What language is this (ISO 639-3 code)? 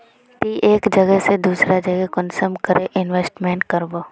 mag